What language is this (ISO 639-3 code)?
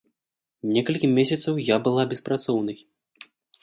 bel